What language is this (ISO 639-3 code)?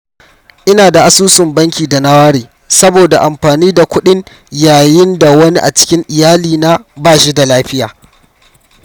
hau